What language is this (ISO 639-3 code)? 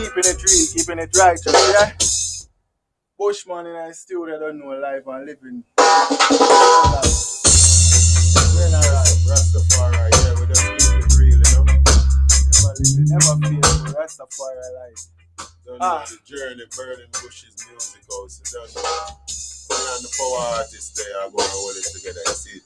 eng